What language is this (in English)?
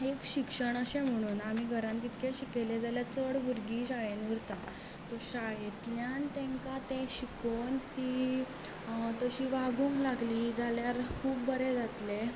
Konkani